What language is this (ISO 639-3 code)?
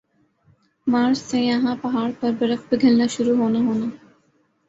urd